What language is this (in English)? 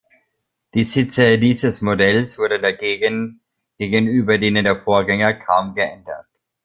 German